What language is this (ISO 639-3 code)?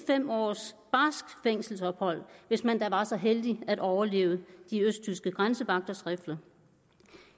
dan